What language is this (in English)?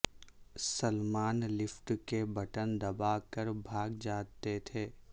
Urdu